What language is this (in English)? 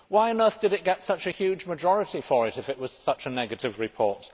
English